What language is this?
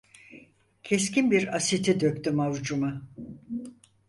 Turkish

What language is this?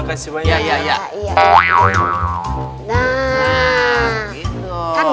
Indonesian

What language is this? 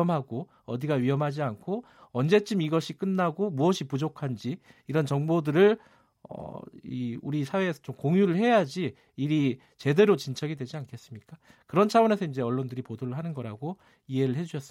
Korean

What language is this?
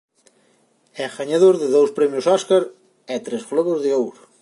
Galician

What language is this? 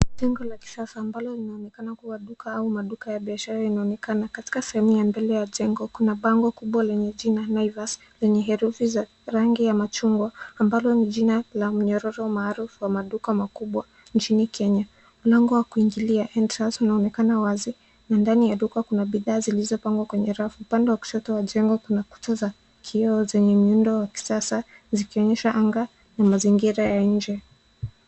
Swahili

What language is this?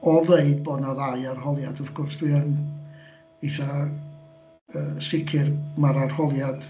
Welsh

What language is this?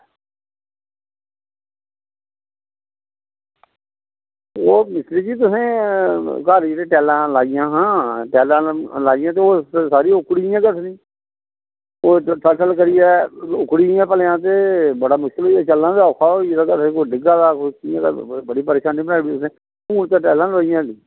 Dogri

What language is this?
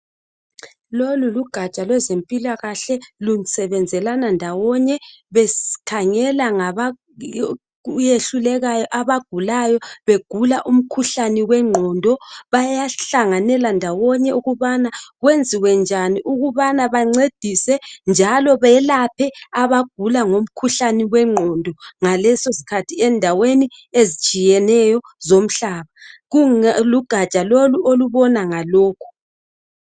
North Ndebele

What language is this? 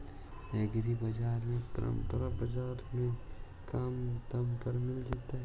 Magahi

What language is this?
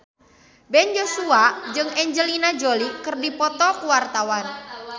Sundanese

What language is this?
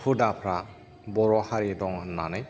Bodo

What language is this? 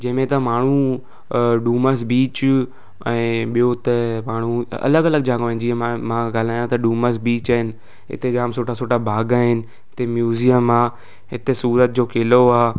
Sindhi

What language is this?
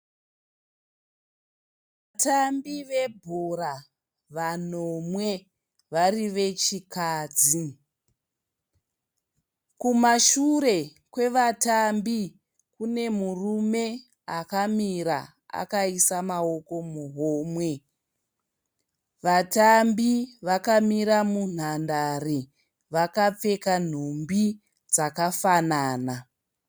Shona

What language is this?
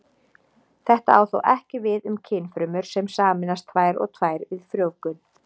Icelandic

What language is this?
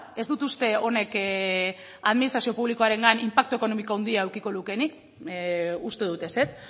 Basque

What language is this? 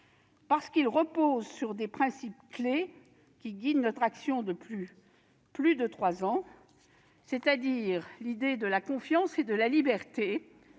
French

